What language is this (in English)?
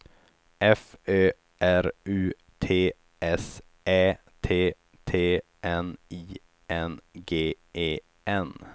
Swedish